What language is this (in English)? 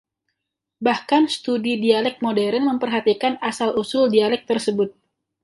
Indonesian